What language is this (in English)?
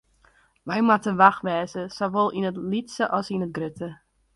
Western Frisian